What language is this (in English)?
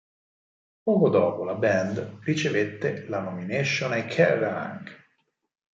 Italian